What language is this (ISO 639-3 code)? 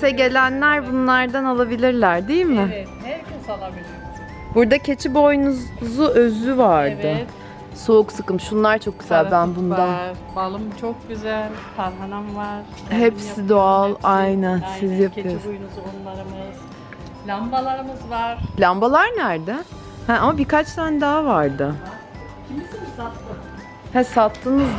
tur